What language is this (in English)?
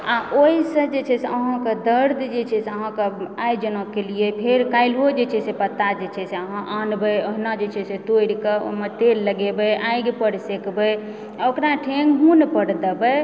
Maithili